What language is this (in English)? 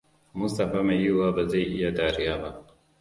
Hausa